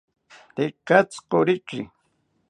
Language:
South Ucayali Ashéninka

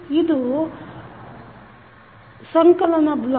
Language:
Kannada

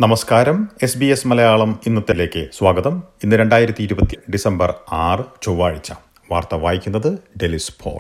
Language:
Malayalam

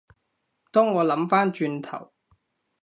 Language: Cantonese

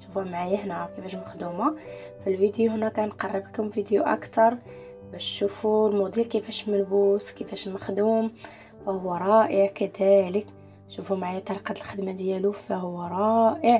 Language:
Arabic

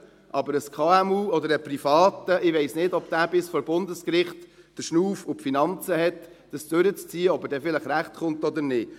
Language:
Swiss German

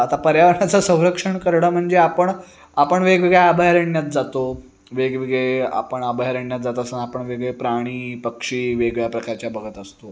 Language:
Marathi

